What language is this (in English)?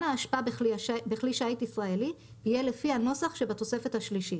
Hebrew